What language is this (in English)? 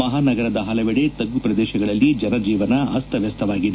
Kannada